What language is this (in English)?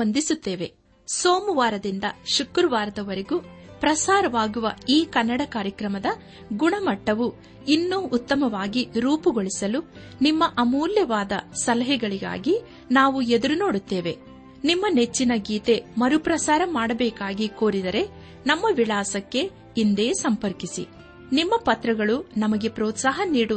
Kannada